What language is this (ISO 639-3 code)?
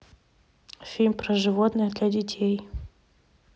rus